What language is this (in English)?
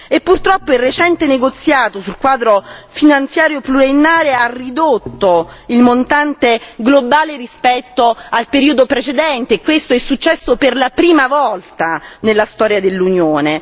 Italian